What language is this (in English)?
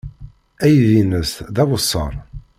Kabyle